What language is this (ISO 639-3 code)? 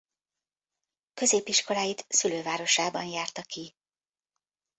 hun